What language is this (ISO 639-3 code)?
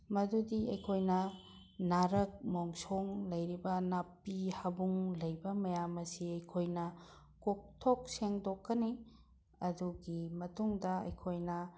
mni